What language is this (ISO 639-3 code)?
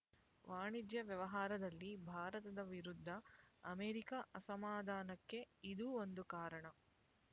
kan